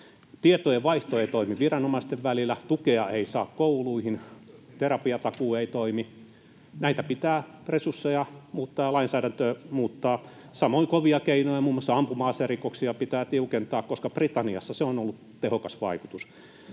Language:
Finnish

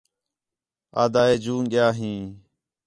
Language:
Khetrani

